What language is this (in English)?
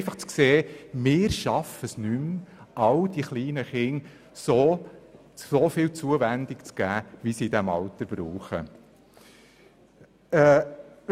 Swiss German